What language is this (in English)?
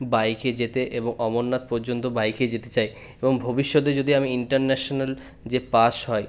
Bangla